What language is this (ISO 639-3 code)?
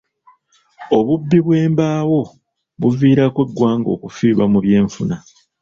lug